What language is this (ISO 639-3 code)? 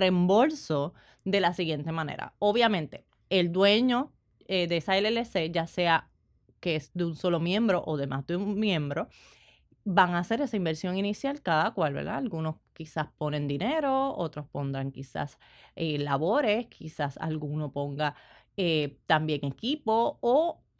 spa